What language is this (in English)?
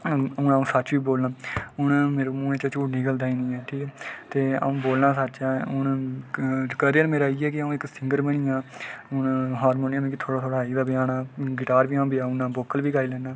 Dogri